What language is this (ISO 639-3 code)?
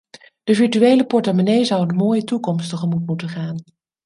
nld